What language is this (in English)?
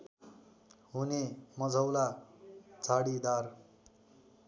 Nepali